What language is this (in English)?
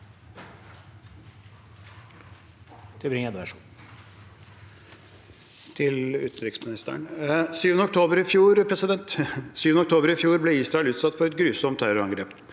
Norwegian